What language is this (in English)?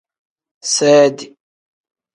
Tem